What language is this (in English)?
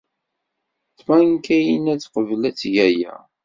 Kabyle